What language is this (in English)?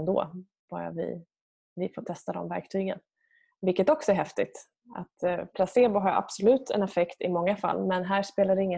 Swedish